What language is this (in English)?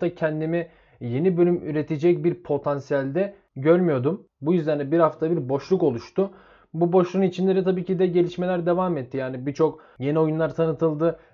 Turkish